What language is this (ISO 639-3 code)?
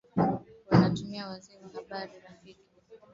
swa